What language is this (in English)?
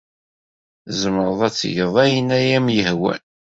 Kabyle